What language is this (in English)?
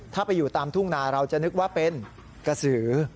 Thai